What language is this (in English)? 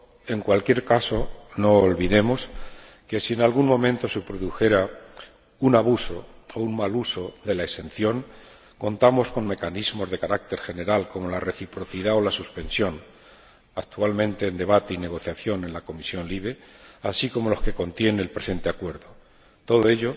Spanish